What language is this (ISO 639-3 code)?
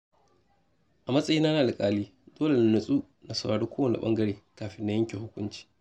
hau